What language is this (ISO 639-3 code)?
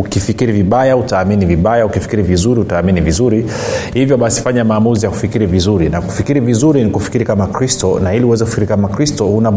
swa